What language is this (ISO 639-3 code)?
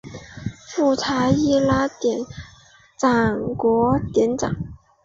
zho